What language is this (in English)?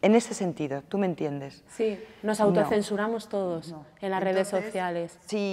Spanish